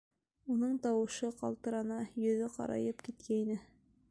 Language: Bashkir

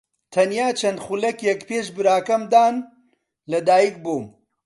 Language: Central Kurdish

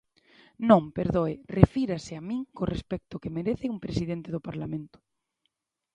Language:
Galician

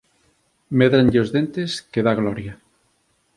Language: Galician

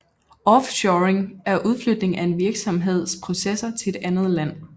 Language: Danish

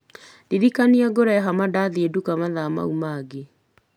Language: Kikuyu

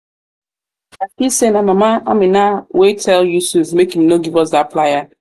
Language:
Nigerian Pidgin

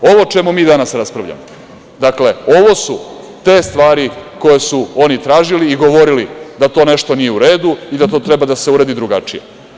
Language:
Serbian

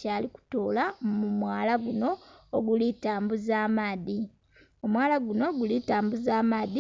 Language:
Soga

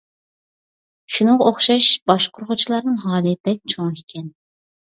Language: Uyghur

